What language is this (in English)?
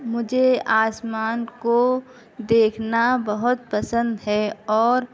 Urdu